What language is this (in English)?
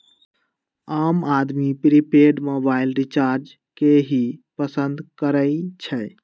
Magahi